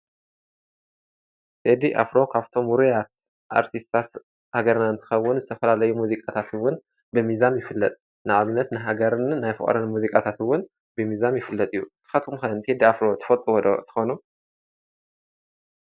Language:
Tigrinya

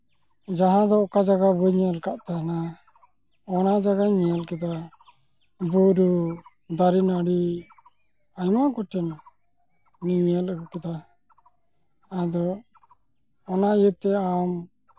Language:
Santali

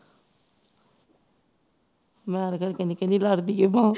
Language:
Punjabi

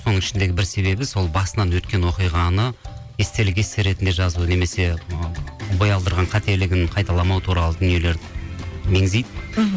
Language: Kazakh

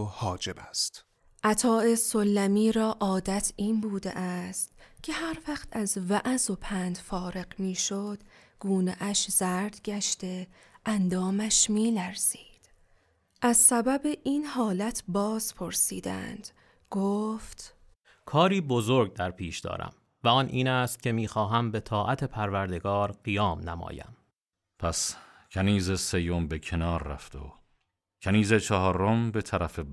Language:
Persian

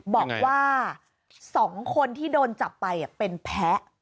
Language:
Thai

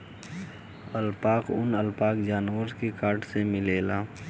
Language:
Bhojpuri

